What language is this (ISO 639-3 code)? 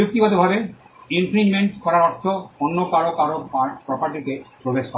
ben